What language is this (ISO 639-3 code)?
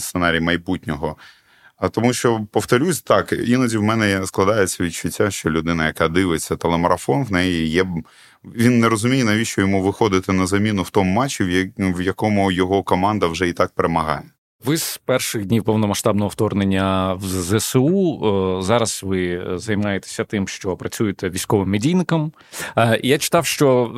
ukr